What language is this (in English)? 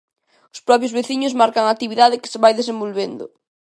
Galician